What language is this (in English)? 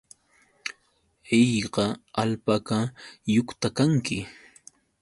Yauyos Quechua